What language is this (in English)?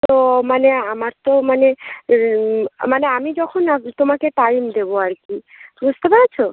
Bangla